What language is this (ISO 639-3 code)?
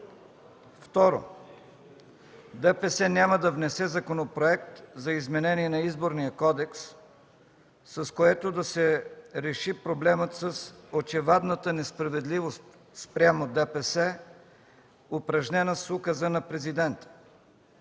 bul